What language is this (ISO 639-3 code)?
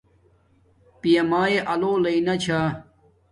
dmk